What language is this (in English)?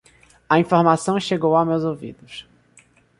Portuguese